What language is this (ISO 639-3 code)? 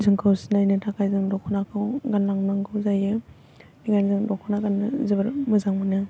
brx